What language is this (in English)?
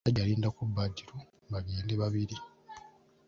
Ganda